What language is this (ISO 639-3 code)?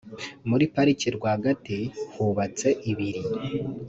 kin